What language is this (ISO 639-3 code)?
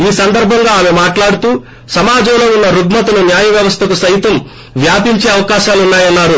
tel